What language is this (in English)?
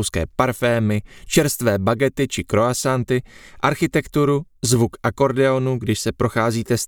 Czech